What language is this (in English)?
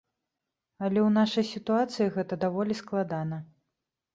Belarusian